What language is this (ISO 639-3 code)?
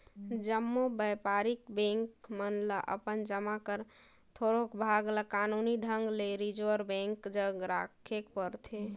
hne